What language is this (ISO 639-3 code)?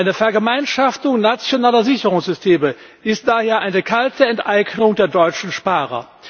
deu